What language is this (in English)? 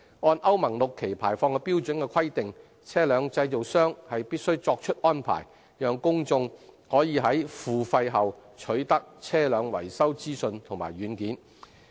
Cantonese